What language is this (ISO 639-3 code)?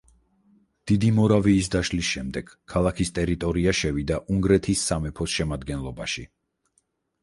kat